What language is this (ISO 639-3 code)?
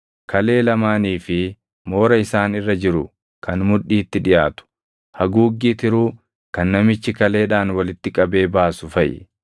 orm